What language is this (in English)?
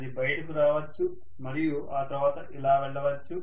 Telugu